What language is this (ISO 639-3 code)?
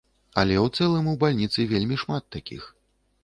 bel